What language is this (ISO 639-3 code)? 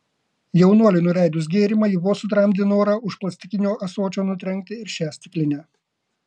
lit